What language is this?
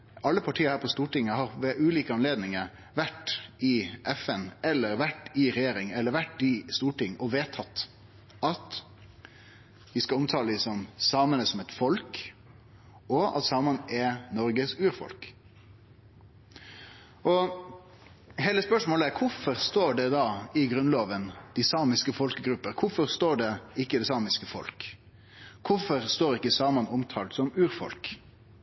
Norwegian Nynorsk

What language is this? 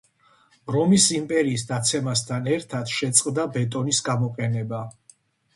Georgian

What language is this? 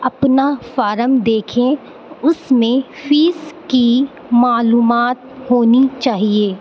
Urdu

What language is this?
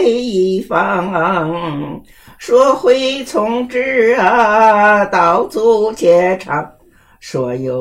Chinese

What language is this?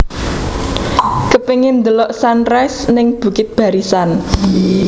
Javanese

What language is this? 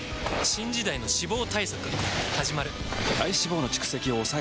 Japanese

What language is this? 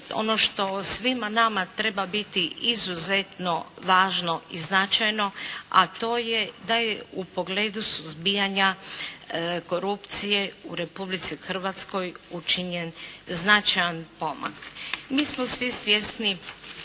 Croatian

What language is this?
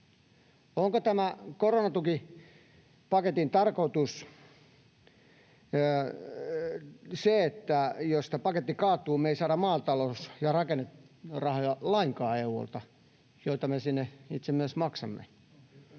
Finnish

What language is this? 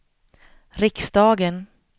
Swedish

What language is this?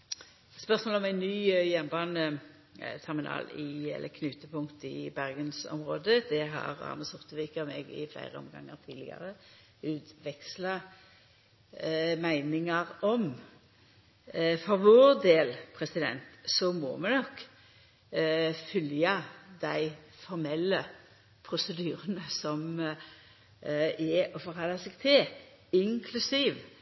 Norwegian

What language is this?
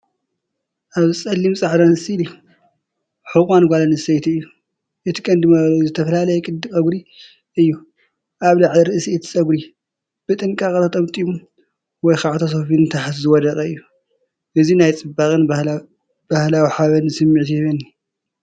Tigrinya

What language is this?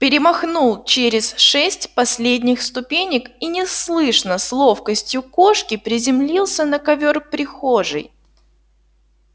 Russian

